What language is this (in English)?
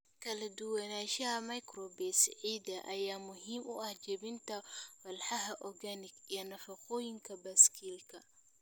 Somali